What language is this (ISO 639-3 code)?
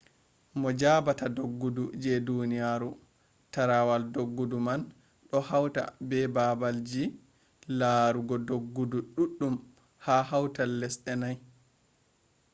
ful